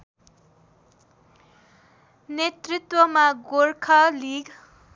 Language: Nepali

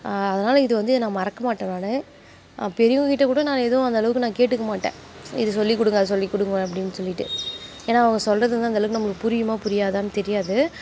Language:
Tamil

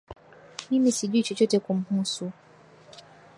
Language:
Swahili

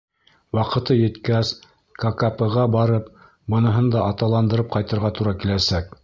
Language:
Bashkir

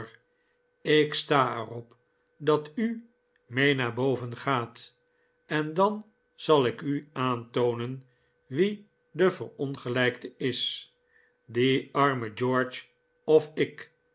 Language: Dutch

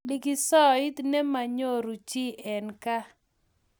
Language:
Kalenjin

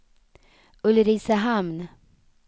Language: Swedish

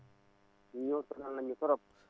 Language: Wolof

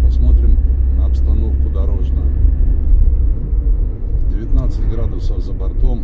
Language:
Russian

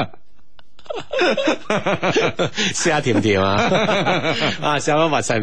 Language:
Chinese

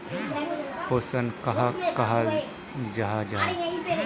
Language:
Magahi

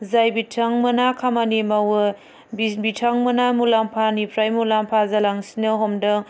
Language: Bodo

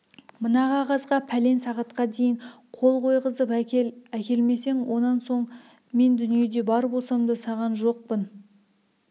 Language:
Kazakh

